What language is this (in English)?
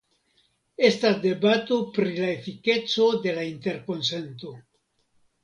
Esperanto